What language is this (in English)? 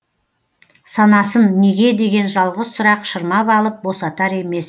Kazakh